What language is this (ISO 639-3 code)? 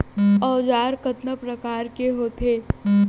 hne